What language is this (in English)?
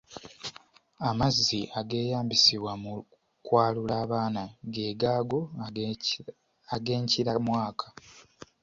Ganda